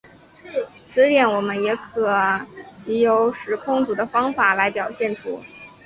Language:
Chinese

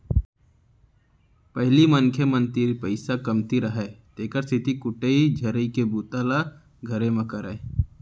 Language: Chhattisgarhi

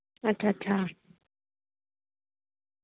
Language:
Dogri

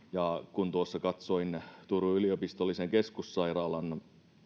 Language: Finnish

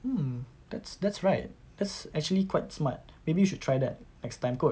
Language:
English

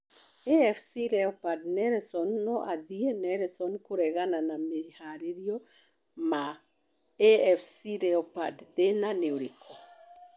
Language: Kikuyu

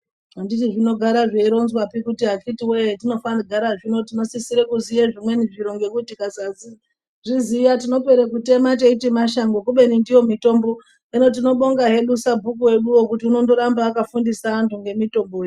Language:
Ndau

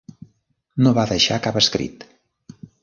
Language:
Catalan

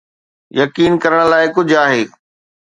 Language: Sindhi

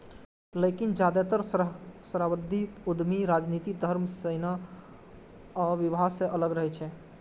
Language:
Maithili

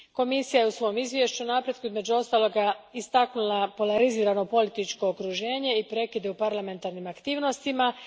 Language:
Croatian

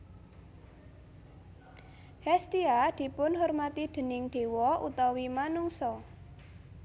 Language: Javanese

